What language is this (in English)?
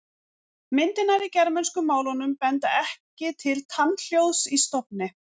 Icelandic